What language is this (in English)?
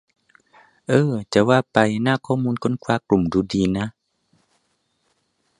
Thai